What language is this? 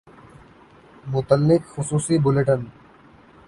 Urdu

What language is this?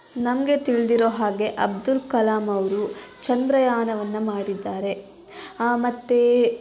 Kannada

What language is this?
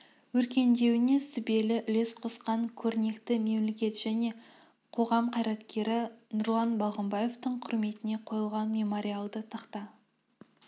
Kazakh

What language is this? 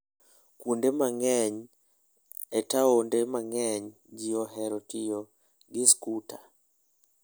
Luo (Kenya and Tanzania)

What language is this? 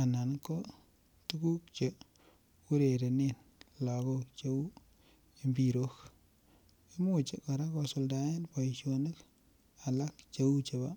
Kalenjin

